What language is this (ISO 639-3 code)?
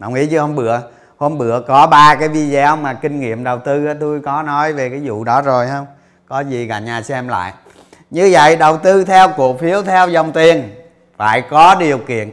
vie